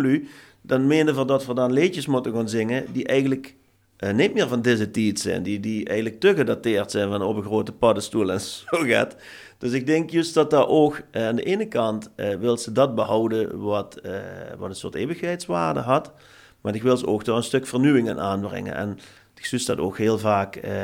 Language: Dutch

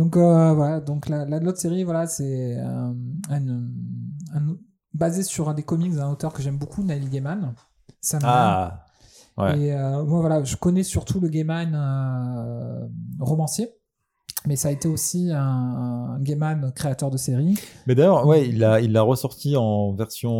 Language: French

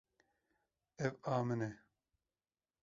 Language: Kurdish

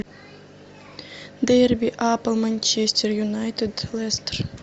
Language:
Russian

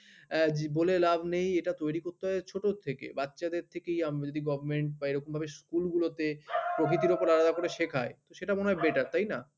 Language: Bangla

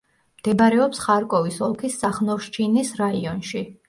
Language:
Georgian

